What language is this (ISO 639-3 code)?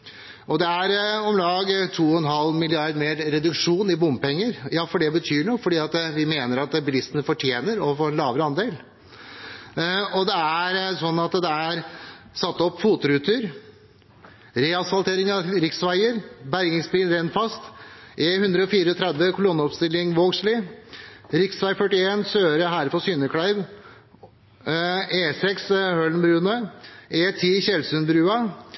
nob